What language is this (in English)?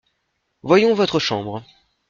French